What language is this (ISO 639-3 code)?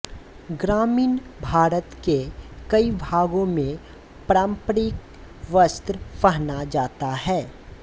hin